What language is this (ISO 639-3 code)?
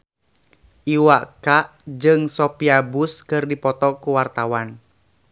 sun